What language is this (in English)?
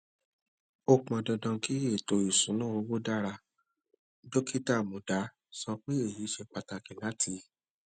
Yoruba